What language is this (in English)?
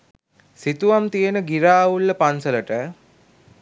Sinhala